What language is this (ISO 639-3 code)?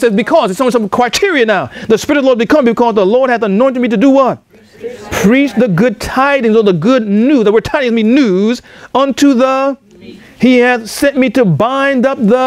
eng